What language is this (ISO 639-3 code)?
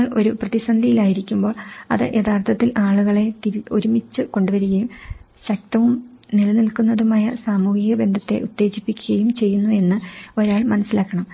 mal